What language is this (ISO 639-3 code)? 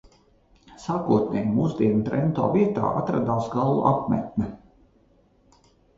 lav